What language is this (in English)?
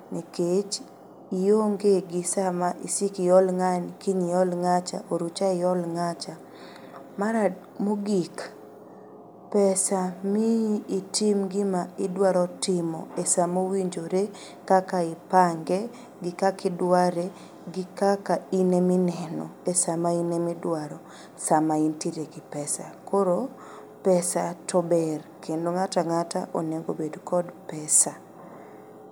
Luo (Kenya and Tanzania)